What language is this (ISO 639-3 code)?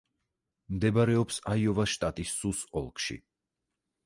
kat